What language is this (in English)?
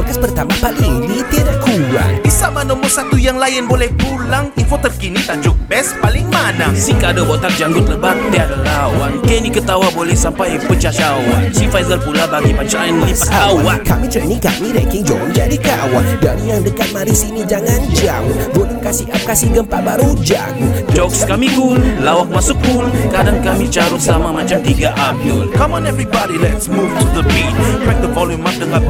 Malay